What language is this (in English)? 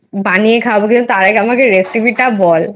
Bangla